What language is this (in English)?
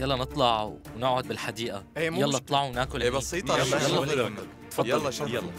Arabic